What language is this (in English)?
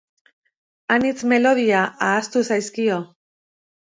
Basque